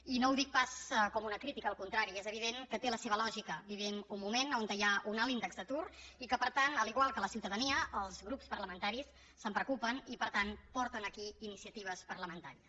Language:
Catalan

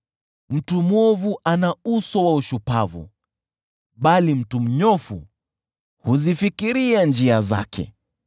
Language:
Swahili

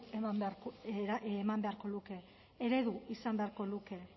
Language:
Basque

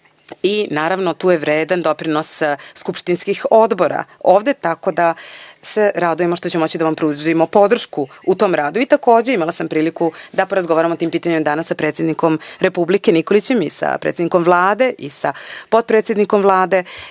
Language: Serbian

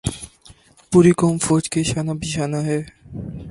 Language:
Urdu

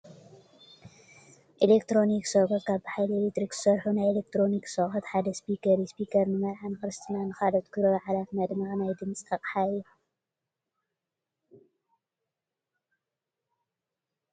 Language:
Tigrinya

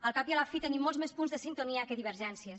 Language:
Catalan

